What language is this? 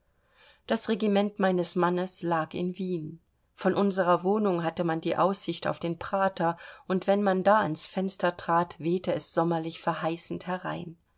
German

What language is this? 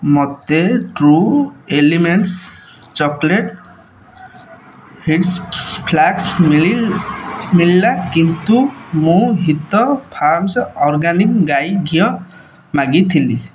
Odia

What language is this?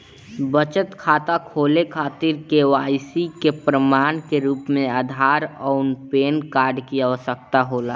Bhojpuri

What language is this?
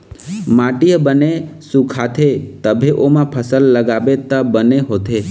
Chhattisgarhi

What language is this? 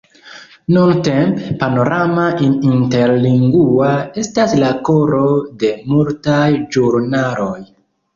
Esperanto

